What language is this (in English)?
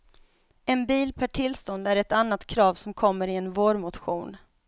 Swedish